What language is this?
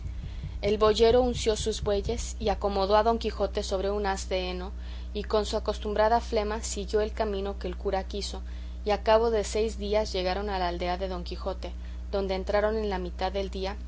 Spanish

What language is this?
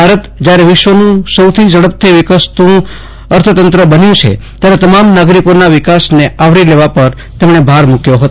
Gujarati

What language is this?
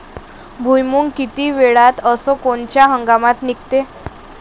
Marathi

